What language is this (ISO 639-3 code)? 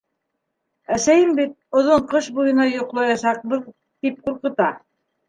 bak